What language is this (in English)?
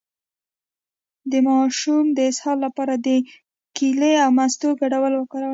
Pashto